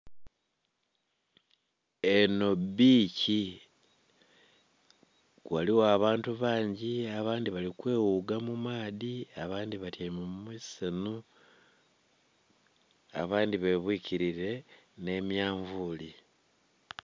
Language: Soga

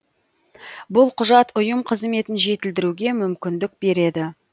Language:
Kazakh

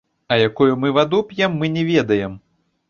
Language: Belarusian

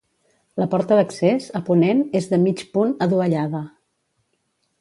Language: Catalan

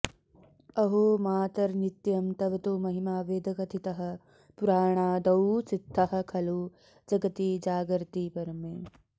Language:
Sanskrit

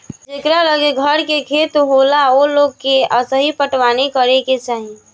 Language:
Bhojpuri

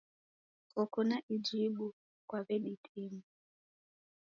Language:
Taita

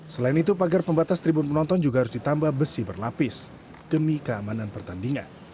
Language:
Indonesian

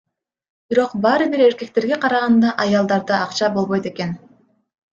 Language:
Kyrgyz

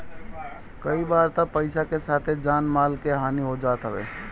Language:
Bhojpuri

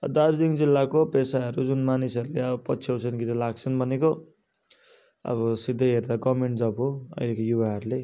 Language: Nepali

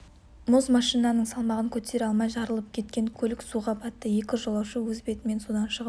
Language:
Kazakh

